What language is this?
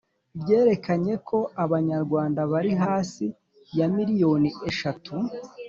Kinyarwanda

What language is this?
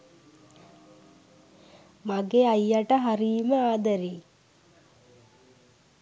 Sinhala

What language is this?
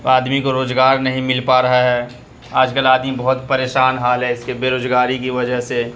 Urdu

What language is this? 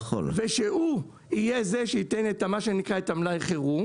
Hebrew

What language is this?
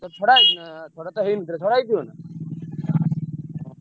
Odia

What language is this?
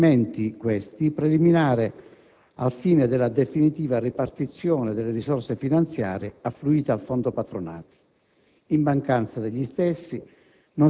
Italian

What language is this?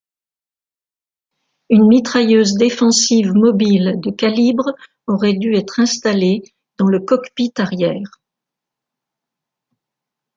French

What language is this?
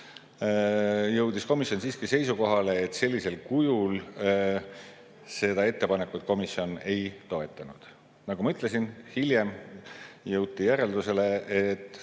Estonian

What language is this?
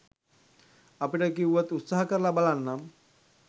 Sinhala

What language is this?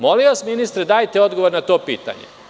Serbian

